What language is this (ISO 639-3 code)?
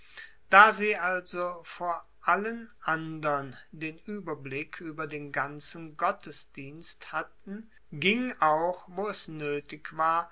deu